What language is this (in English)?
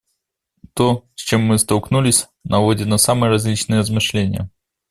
Russian